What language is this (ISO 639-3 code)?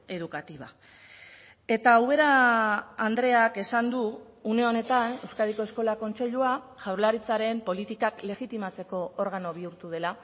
eus